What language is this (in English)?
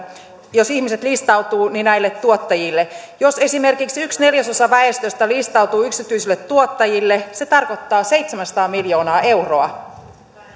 Finnish